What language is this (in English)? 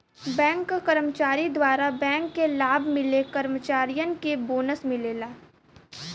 Bhojpuri